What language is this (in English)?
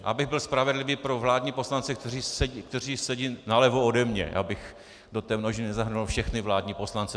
Czech